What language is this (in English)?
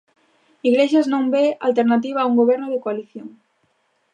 Galician